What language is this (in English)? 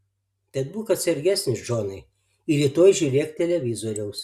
Lithuanian